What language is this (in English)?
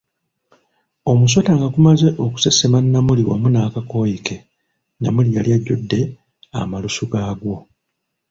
Ganda